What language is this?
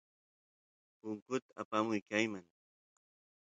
Santiago del Estero Quichua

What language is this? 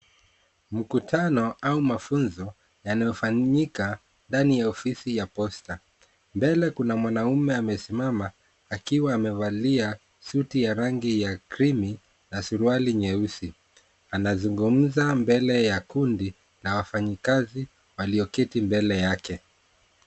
Swahili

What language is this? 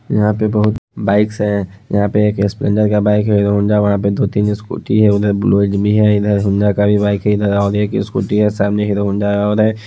Hindi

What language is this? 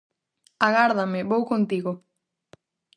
Galician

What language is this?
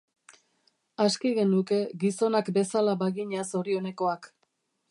Basque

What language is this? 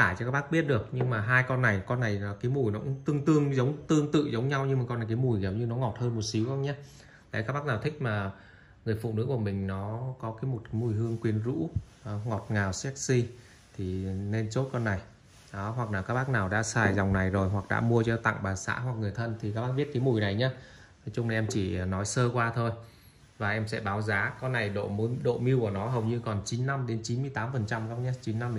Vietnamese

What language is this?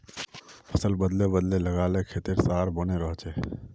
Magahi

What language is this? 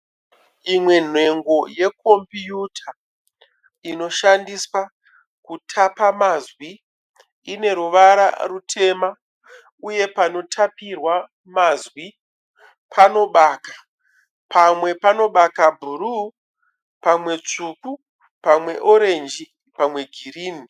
Shona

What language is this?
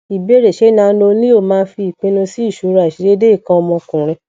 Yoruba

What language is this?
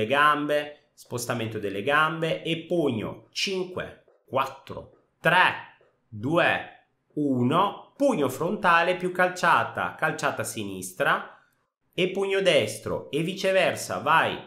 Italian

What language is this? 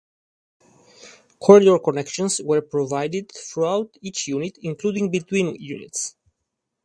English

